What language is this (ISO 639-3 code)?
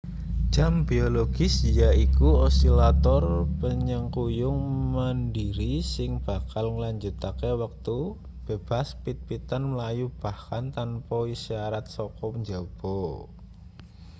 jav